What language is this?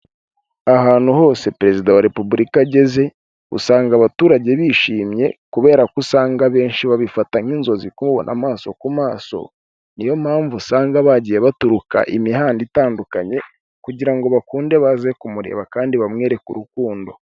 Kinyarwanda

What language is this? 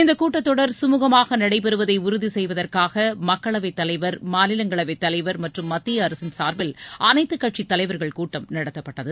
Tamil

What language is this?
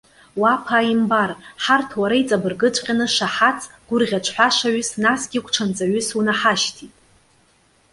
Abkhazian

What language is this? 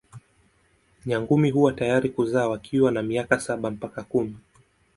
Swahili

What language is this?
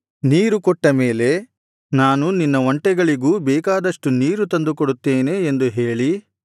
Kannada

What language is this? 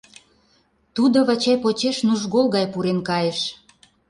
Mari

